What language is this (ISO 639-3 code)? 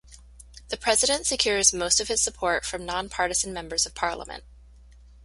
eng